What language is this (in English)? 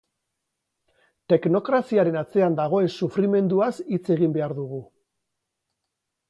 Basque